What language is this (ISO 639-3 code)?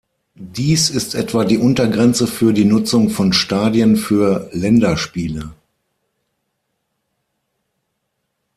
deu